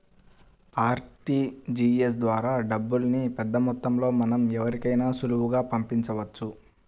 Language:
Telugu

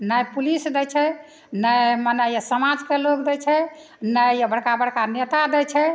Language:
Maithili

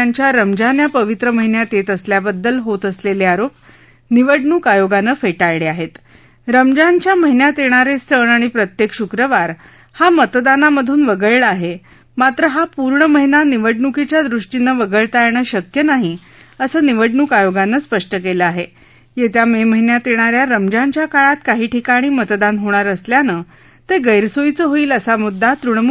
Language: Marathi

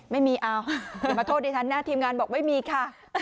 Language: Thai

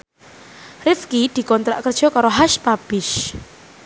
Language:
Javanese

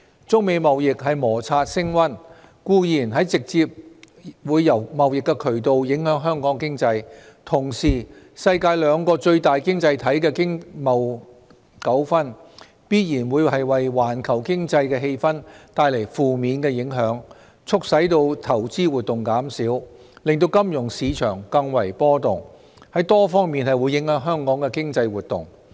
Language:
Cantonese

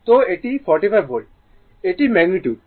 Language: Bangla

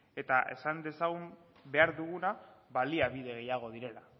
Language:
Basque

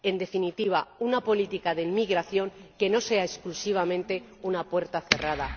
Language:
Spanish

